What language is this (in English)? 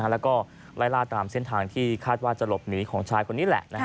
Thai